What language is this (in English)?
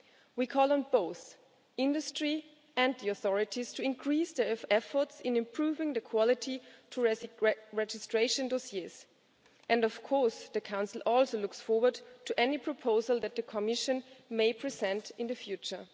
English